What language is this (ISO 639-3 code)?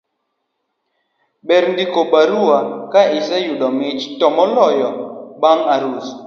luo